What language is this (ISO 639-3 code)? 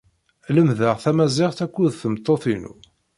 kab